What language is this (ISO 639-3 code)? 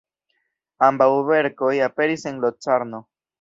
epo